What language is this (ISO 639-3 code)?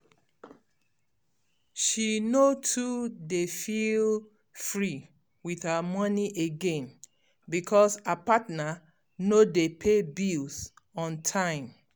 pcm